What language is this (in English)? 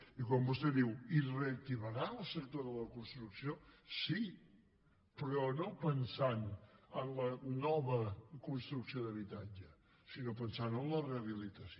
Catalan